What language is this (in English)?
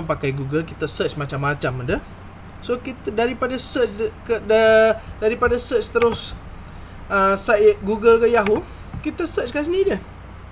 Malay